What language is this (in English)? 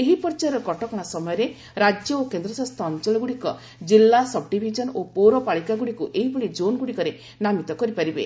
Odia